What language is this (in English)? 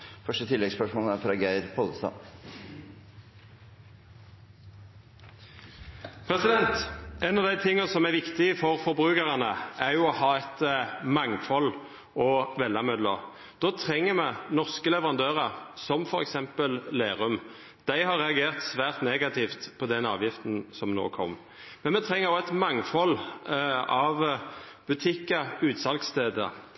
Norwegian Nynorsk